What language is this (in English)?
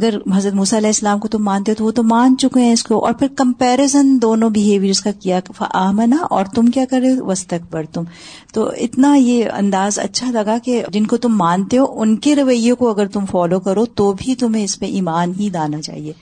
Urdu